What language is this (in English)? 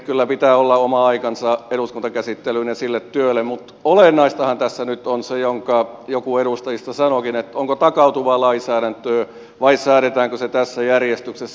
Finnish